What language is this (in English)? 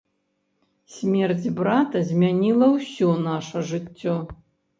Belarusian